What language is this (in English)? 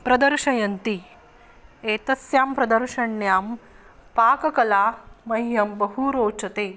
Sanskrit